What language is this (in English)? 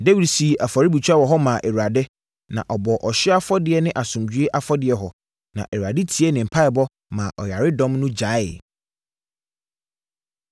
Akan